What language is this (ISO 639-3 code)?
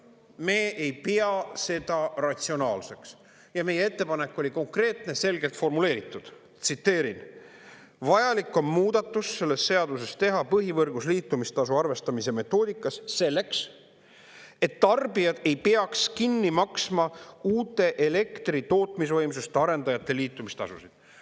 est